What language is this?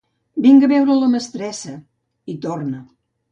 Catalan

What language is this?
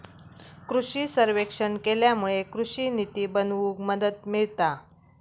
Marathi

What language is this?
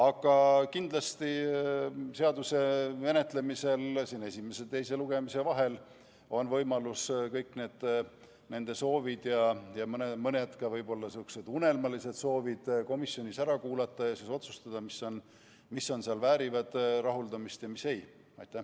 Estonian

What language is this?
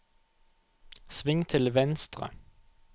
Norwegian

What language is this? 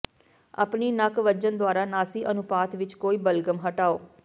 Punjabi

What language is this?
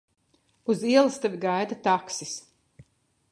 Latvian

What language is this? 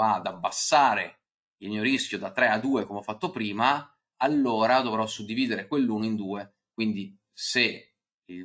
Italian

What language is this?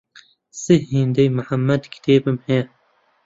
Central Kurdish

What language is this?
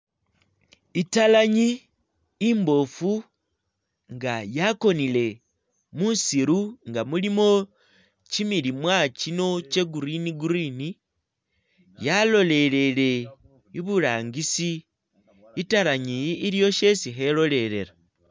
Masaaba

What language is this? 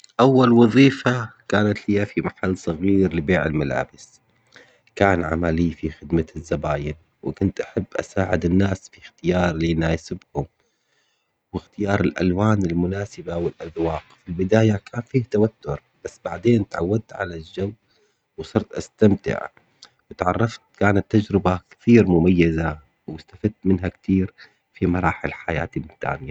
Omani Arabic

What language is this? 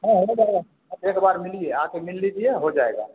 Hindi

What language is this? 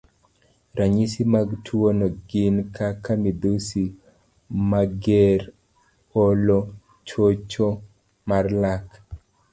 Luo (Kenya and Tanzania)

